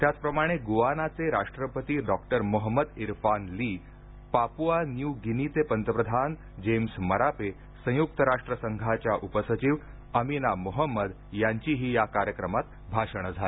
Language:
Marathi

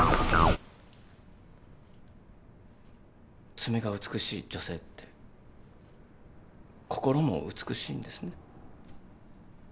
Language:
Japanese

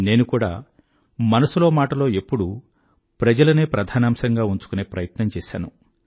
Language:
Telugu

